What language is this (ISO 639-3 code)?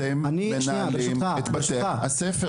heb